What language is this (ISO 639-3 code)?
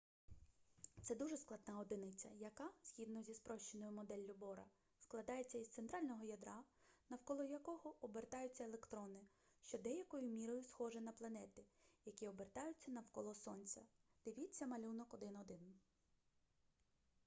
ukr